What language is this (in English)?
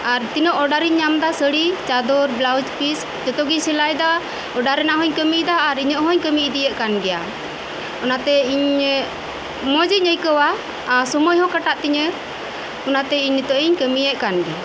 Santali